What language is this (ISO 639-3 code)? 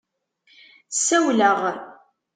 kab